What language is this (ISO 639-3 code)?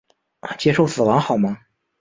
zho